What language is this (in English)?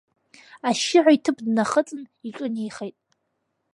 Abkhazian